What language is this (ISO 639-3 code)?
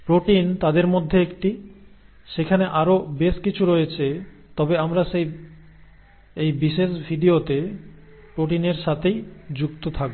ben